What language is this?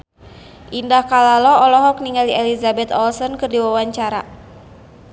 Sundanese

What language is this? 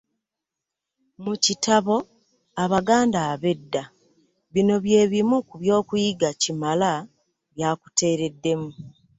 Ganda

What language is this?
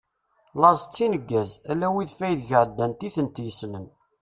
Kabyle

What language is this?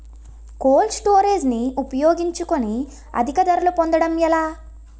Telugu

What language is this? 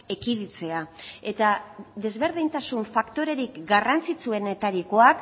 Basque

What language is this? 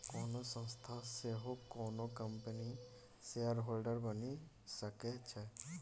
Maithili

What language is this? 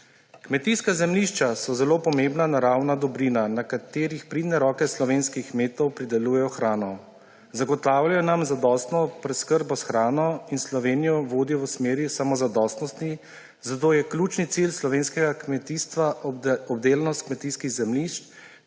Slovenian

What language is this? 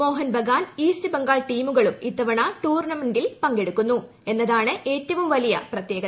Malayalam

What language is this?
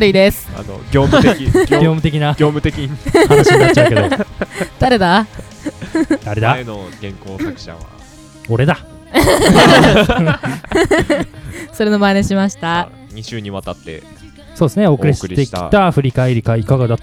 Japanese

